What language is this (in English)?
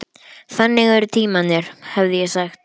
Icelandic